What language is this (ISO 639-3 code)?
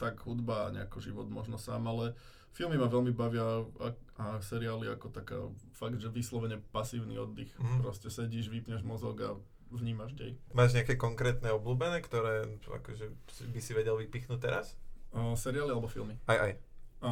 slk